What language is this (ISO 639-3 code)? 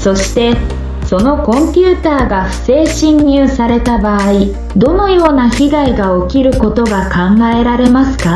jpn